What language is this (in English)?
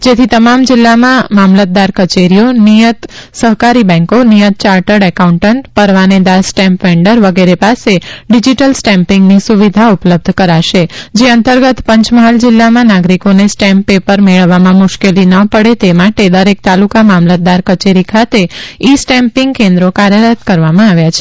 Gujarati